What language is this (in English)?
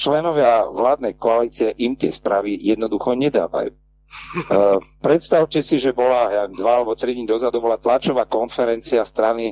Czech